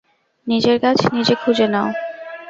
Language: Bangla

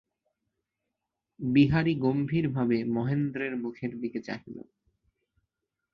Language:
Bangla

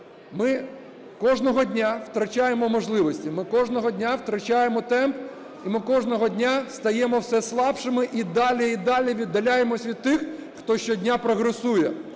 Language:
Ukrainian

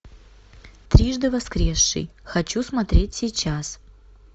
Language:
Russian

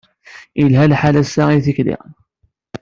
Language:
Kabyle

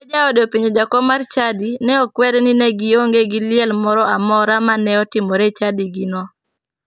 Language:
Luo (Kenya and Tanzania)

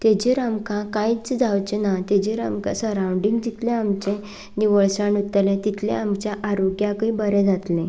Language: Konkani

